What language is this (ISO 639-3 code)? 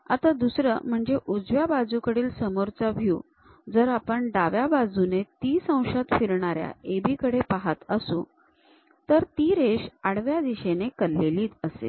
mar